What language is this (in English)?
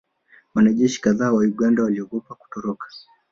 Swahili